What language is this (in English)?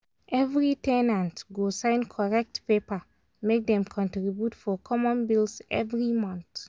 Nigerian Pidgin